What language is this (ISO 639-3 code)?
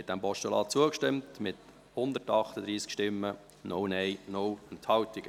gsw